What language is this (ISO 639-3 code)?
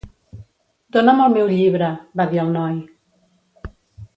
cat